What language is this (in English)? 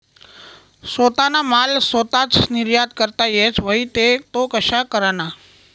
Marathi